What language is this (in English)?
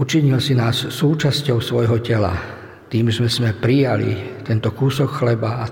Slovak